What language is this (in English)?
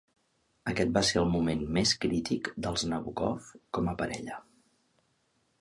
Catalan